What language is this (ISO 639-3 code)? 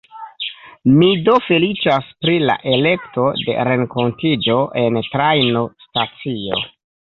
epo